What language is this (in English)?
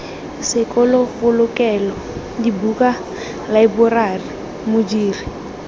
Tswana